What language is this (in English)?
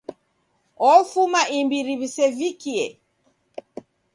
Taita